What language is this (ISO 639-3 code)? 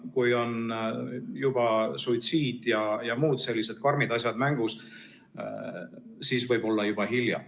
est